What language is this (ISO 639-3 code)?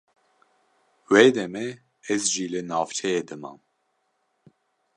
kur